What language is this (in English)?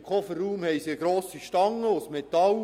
Swiss German